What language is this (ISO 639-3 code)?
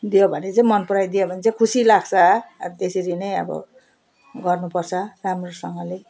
nep